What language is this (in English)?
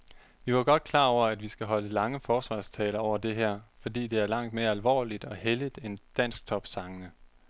Danish